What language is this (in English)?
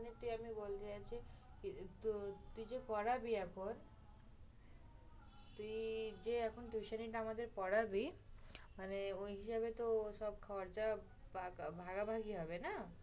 Bangla